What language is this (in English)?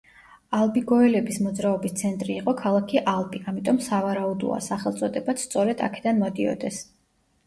Georgian